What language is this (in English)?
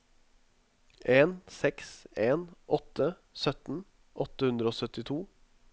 Norwegian